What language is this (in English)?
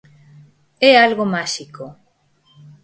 Galician